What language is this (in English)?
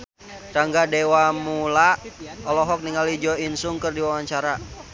Sundanese